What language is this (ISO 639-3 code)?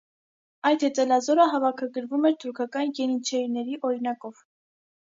hye